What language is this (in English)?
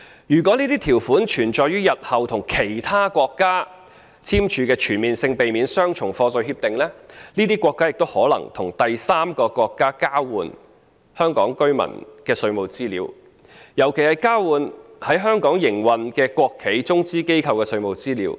Cantonese